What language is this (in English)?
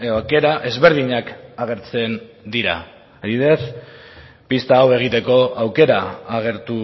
Basque